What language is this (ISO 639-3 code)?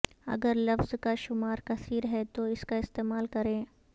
urd